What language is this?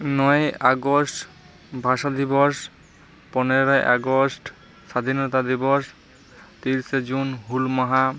Santali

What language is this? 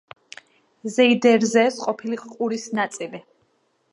Georgian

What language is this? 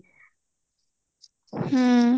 Odia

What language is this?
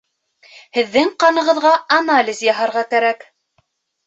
Bashkir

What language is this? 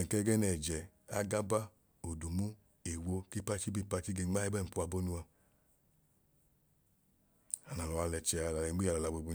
Idoma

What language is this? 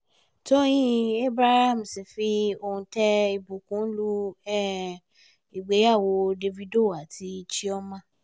Yoruba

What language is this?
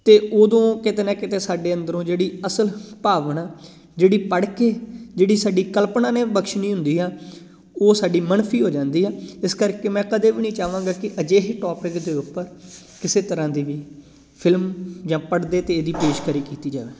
Punjabi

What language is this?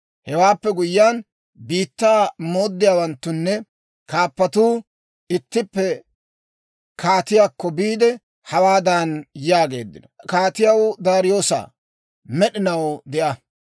Dawro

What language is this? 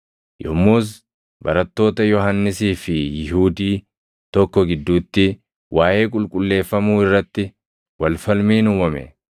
Oromo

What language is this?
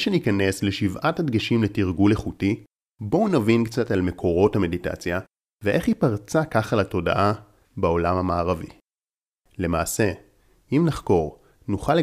Hebrew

